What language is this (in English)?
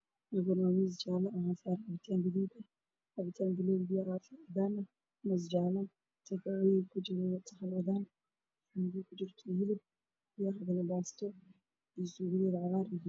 Somali